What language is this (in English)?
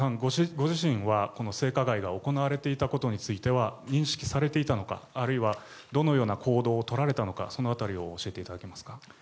Japanese